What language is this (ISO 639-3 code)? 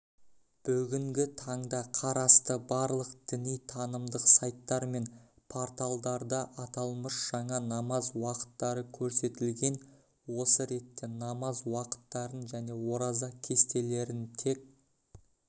kaz